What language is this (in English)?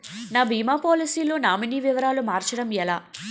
Telugu